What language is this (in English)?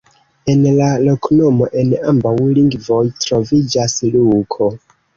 Esperanto